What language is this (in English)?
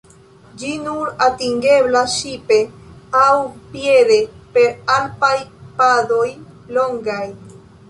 Esperanto